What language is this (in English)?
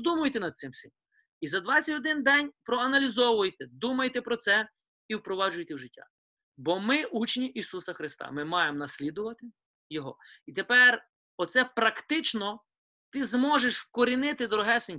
Ukrainian